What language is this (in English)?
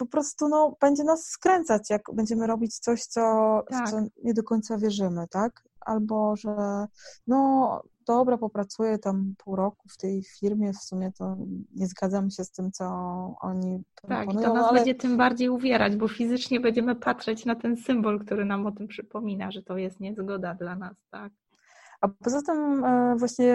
Polish